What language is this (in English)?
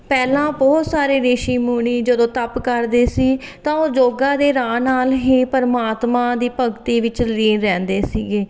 Punjabi